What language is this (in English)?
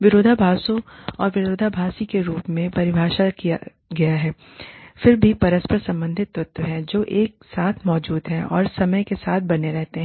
Hindi